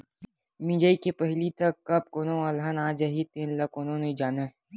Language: Chhattisgarhi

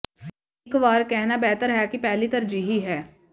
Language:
Punjabi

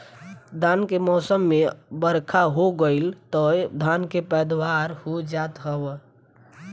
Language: Bhojpuri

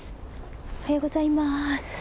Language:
Japanese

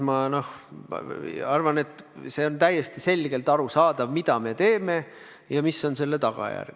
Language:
Estonian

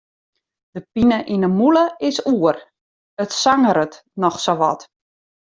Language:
Western Frisian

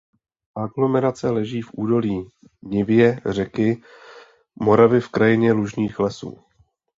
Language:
Czech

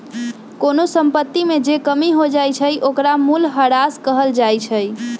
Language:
Magahi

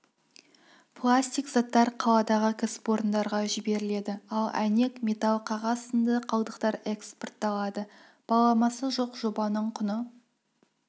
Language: Kazakh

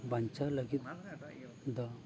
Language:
Santali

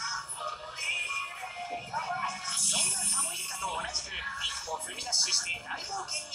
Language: Japanese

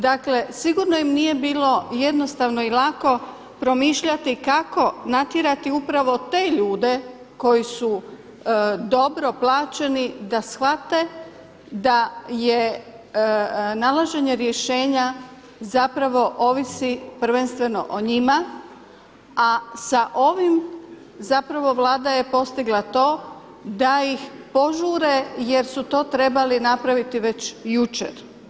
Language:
Croatian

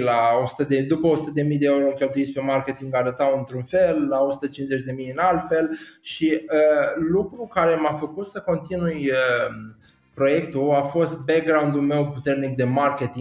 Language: Romanian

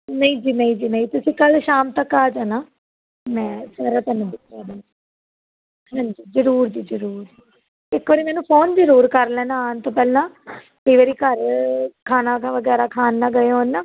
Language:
Punjabi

